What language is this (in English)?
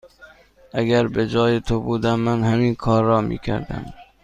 Persian